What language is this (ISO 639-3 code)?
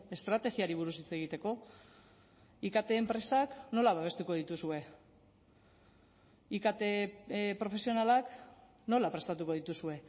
eus